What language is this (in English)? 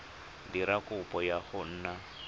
Tswana